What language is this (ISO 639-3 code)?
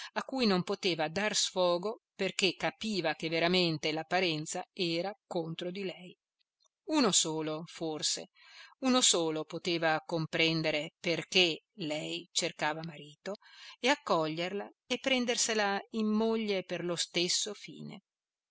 ita